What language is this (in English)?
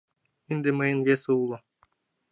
Mari